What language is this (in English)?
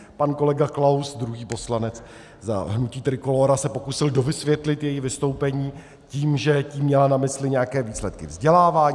Czech